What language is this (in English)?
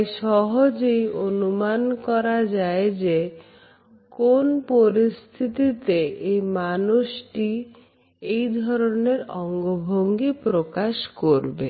Bangla